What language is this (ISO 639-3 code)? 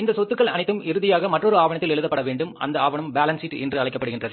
tam